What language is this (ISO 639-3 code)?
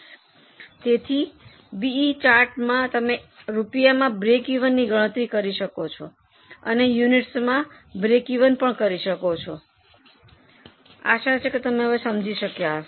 guj